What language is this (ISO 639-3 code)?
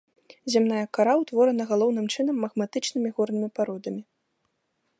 bel